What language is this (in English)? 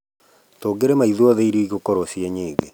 Kikuyu